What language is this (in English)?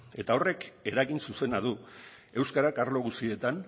Basque